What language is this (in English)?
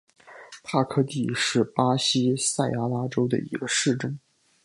Chinese